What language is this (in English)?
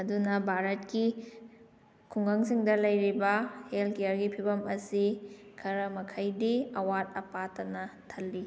Manipuri